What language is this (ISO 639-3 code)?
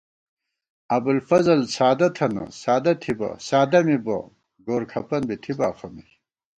gwt